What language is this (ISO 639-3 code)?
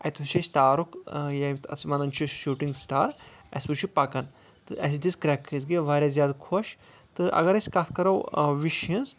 kas